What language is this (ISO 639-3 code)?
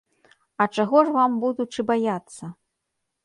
bel